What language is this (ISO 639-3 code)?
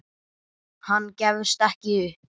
isl